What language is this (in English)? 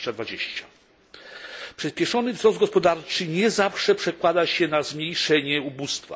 Polish